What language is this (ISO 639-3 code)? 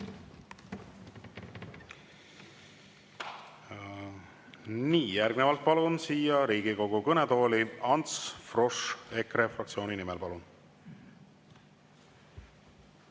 est